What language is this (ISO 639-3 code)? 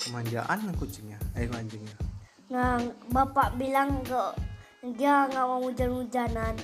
ind